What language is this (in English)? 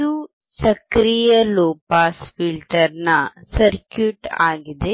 Kannada